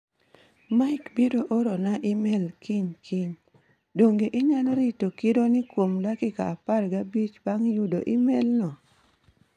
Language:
Luo (Kenya and Tanzania)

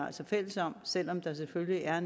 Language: Danish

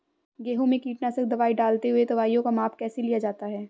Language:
Hindi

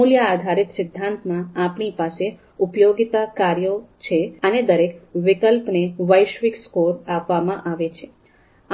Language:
Gujarati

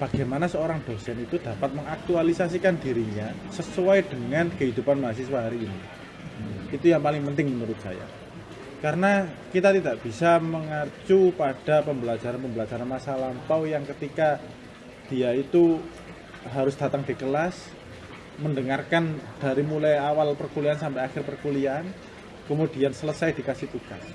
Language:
Indonesian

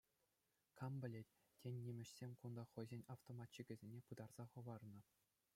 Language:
Chuvash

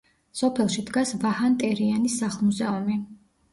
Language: Georgian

